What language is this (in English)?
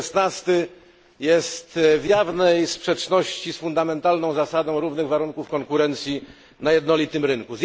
Polish